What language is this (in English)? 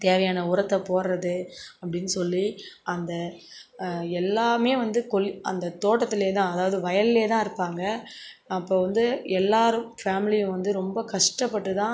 Tamil